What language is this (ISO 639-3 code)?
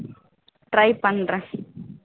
tam